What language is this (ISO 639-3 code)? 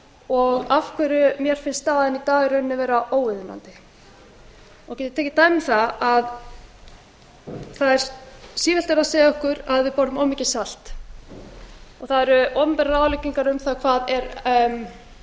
isl